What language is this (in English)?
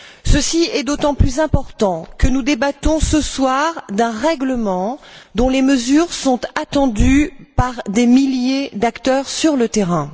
French